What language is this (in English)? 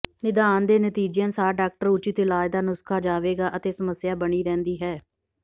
Punjabi